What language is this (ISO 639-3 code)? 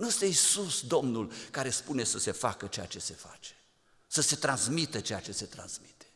ron